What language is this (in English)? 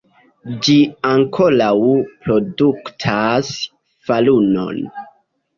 Esperanto